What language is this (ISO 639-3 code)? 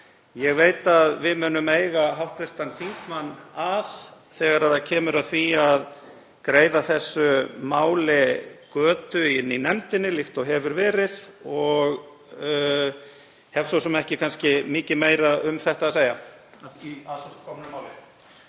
isl